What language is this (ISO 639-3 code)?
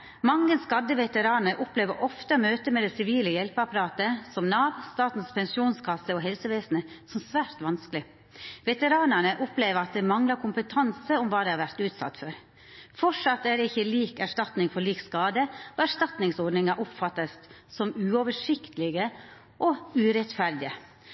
nno